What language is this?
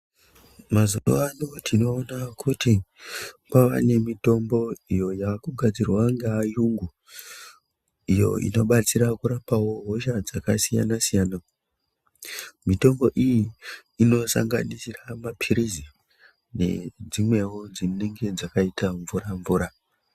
Ndau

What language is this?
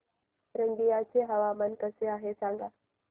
Marathi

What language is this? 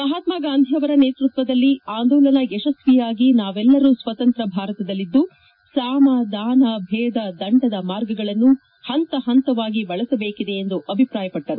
Kannada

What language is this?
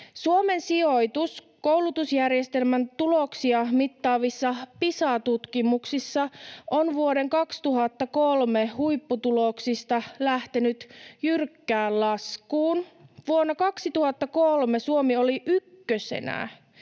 Finnish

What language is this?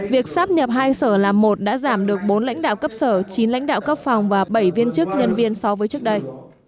Vietnamese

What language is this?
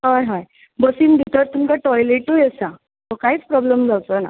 Konkani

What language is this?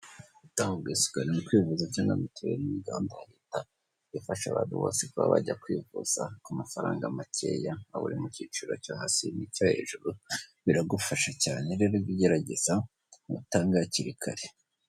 Kinyarwanda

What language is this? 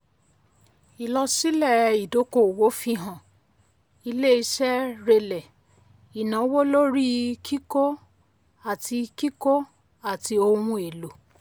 Yoruba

